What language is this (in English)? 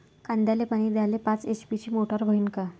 Marathi